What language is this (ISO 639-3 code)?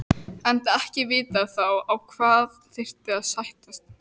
isl